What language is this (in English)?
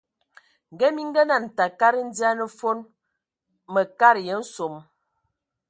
Ewondo